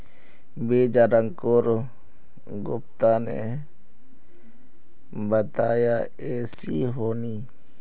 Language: Magahi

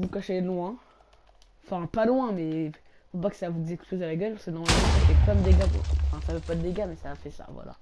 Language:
French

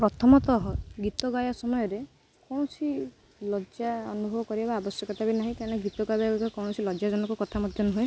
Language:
Odia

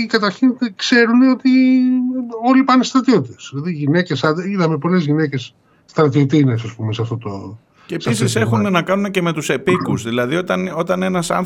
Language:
Greek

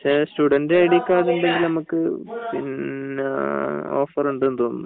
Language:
Malayalam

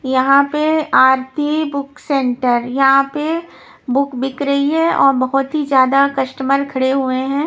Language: Hindi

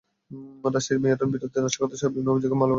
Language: Bangla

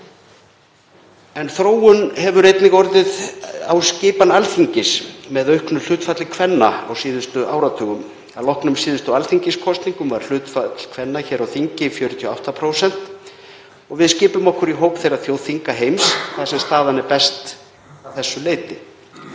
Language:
Icelandic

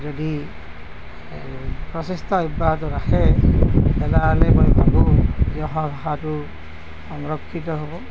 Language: Assamese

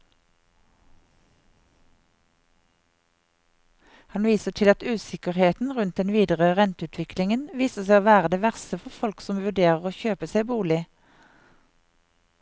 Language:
Norwegian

